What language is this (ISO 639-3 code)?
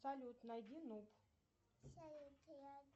rus